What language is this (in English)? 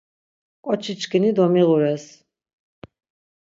Laz